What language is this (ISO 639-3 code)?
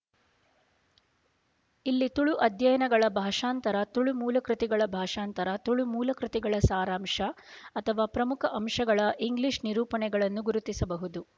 kan